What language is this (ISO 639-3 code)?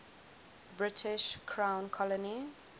eng